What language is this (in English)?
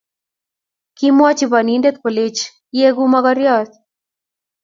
Kalenjin